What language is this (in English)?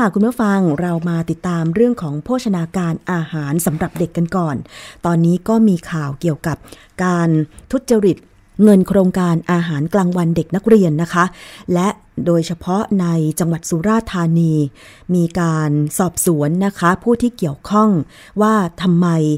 Thai